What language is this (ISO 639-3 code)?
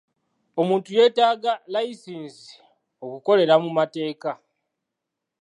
lug